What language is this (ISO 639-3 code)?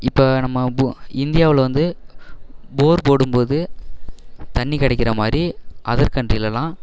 tam